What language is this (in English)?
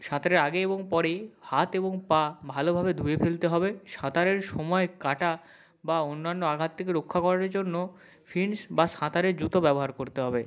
Bangla